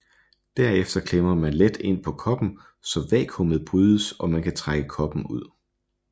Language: Danish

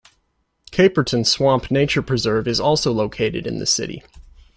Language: English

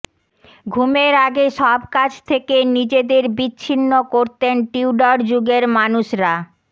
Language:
Bangla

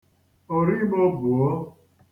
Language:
Igbo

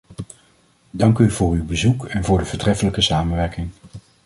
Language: Dutch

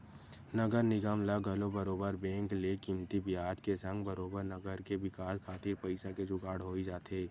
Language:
Chhattisgarhi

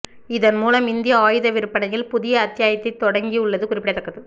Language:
Tamil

